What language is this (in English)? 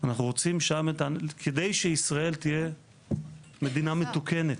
Hebrew